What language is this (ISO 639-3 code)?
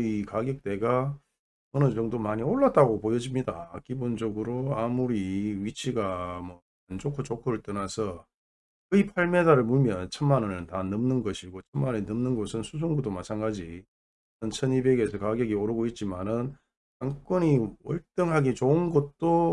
kor